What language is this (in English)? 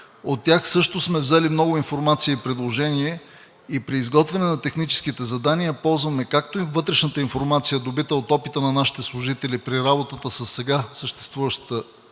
Bulgarian